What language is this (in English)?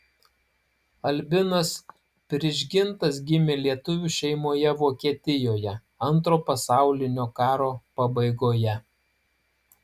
Lithuanian